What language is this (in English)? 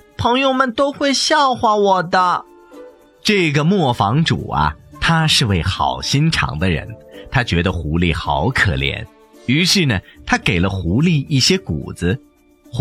Chinese